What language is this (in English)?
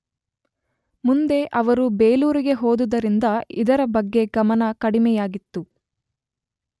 Kannada